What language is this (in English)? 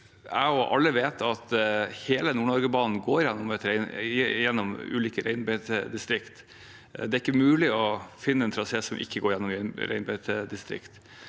Norwegian